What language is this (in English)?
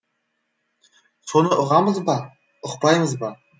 Kazakh